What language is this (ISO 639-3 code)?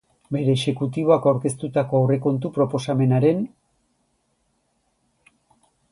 eus